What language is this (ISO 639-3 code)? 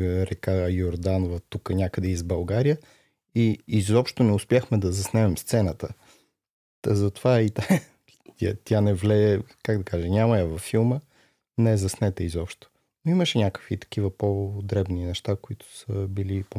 bul